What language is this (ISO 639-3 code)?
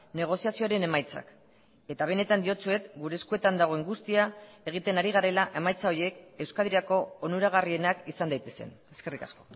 eus